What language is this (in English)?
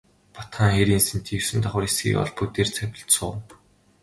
Mongolian